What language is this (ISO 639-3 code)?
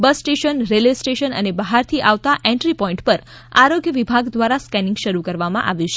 guj